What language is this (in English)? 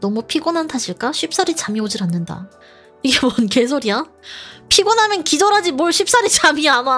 Korean